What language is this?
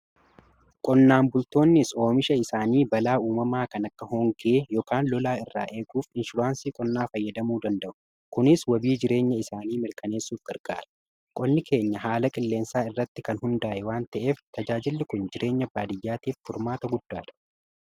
Oromo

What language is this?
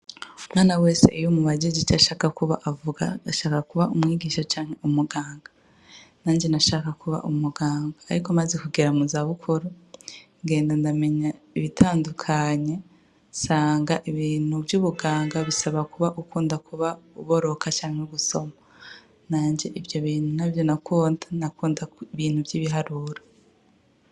Rundi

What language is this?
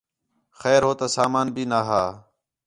Khetrani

